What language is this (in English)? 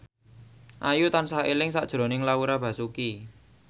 Javanese